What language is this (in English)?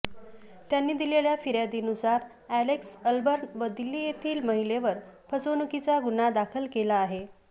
Marathi